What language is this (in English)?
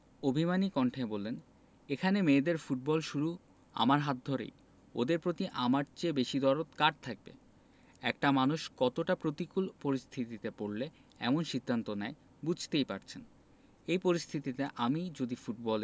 Bangla